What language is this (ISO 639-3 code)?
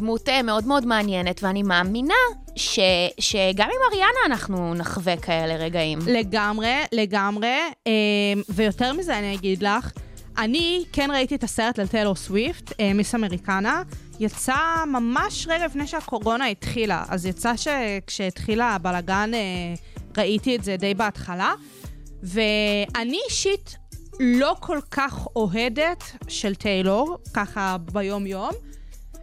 heb